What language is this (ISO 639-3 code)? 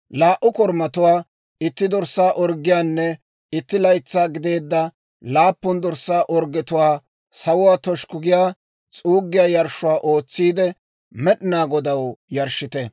dwr